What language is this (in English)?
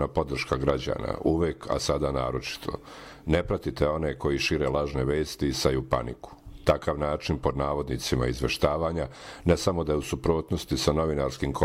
Croatian